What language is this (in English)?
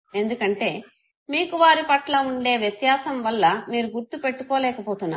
Telugu